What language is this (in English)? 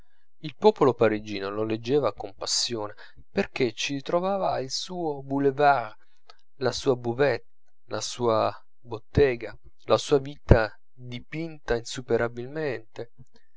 Italian